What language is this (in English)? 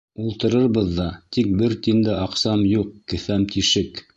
Bashkir